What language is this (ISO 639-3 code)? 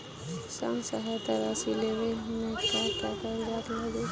bho